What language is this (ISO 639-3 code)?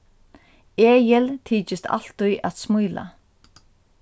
fao